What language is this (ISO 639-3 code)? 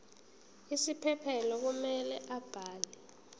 zul